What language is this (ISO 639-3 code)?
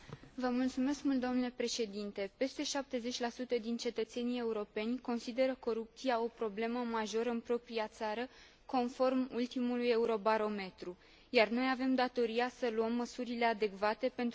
ron